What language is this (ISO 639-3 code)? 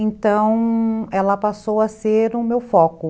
por